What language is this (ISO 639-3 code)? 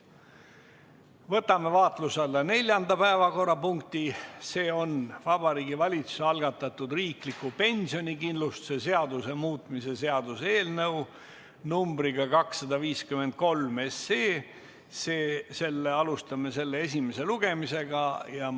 est